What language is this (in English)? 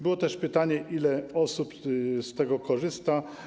Polish